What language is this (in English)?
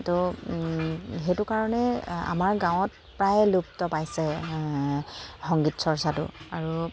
Assamese